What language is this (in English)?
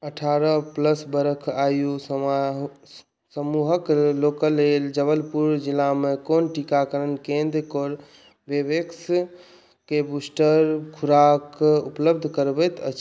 Maithili